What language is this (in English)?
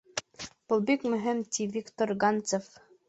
Bashkir